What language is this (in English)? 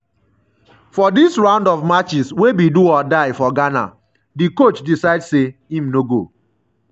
Nigerian Pidgin